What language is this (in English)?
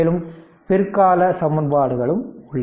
Tamil